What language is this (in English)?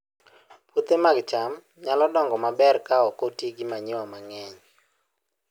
Luo (Kenya and Tanzania)